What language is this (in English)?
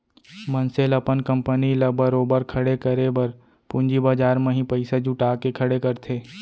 Chhattisgarhi